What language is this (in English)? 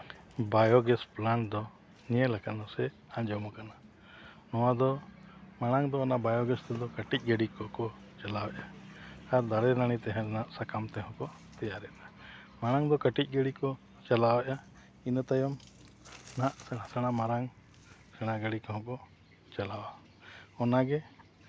Santali